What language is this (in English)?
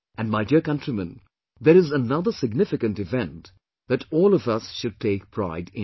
English